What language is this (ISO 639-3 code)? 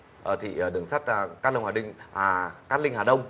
vie